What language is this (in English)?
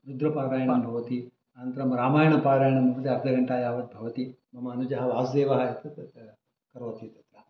Sanskrit